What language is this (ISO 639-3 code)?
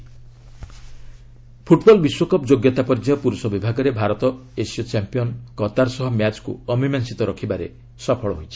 ori